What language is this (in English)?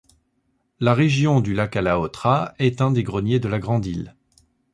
French